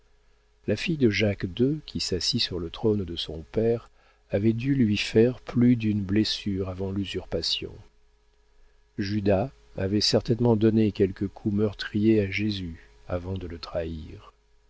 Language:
French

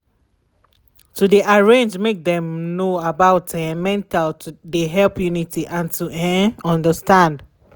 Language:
Nigerian Pidgin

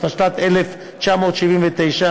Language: Hebrew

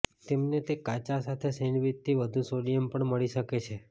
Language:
Gujarati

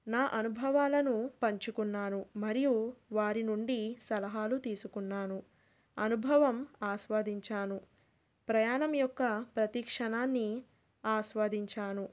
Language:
Telugu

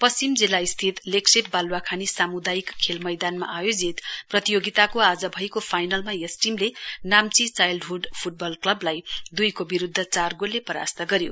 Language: Nepali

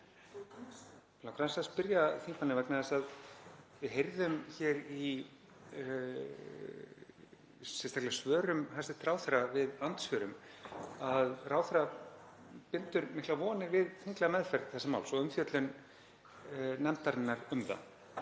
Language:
Icelandic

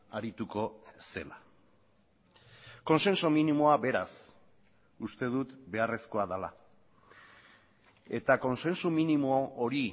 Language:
Basque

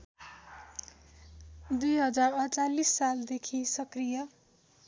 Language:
Nepali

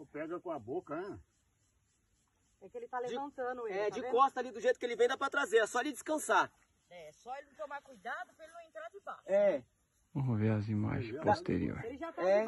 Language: Portuguese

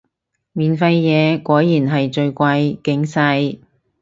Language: Cantonese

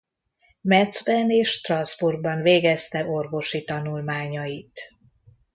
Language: Hungarian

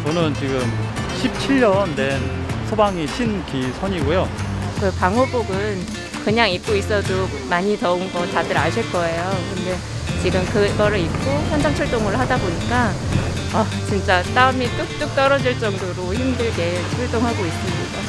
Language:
Korean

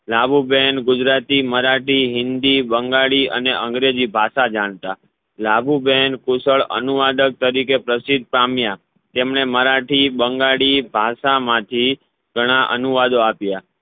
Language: Gujarati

